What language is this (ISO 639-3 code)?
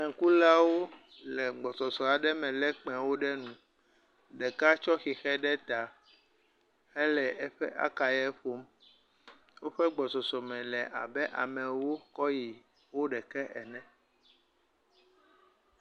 ewe